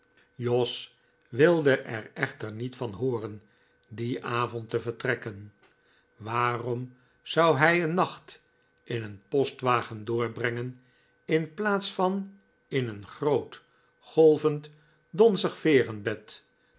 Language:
Dutch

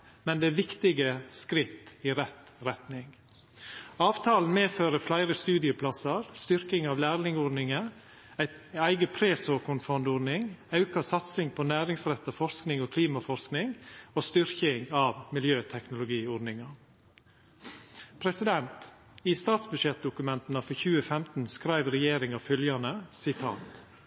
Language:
Norwegian Nynorsk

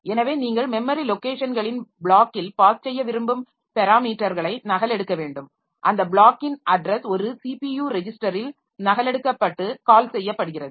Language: Tamil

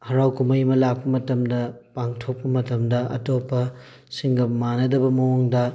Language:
Manipuri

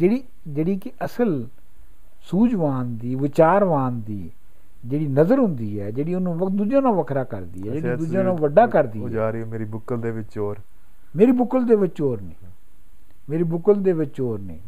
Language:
Punjabi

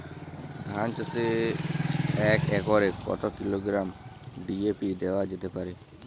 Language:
Bangla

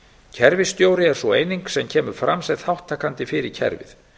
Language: Icelandic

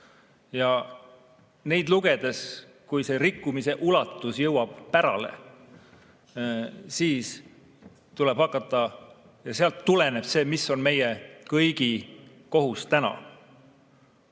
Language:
Estonian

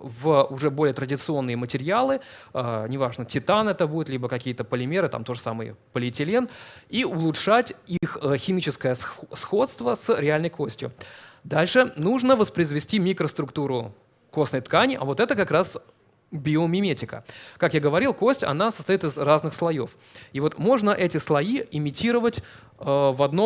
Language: Russian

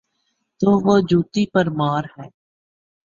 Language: Urdu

